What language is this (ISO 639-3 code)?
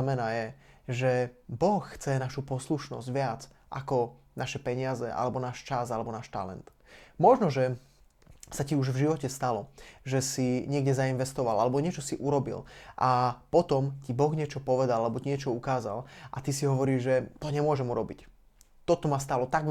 slk